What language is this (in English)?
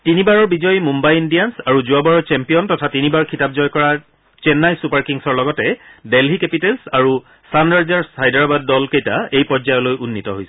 Assamese